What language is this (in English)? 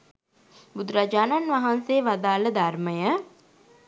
Sinhala